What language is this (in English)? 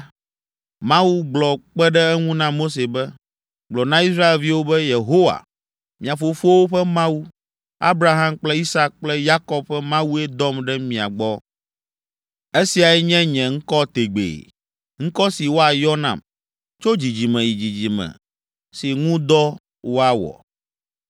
Ewe